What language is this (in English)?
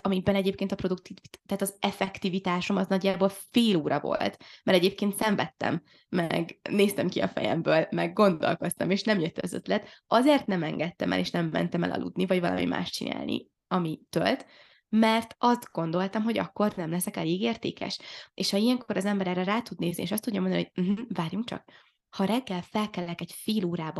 Hungarian